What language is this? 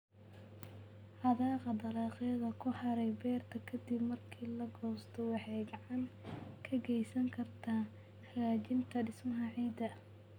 Somali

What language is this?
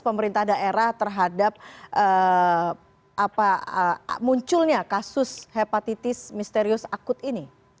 Indonesian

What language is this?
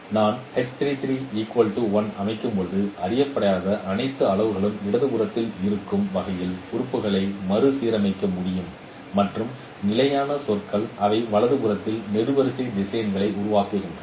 Tamil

